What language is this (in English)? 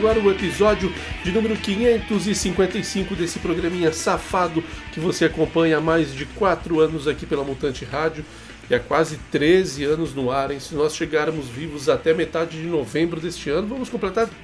Portuguese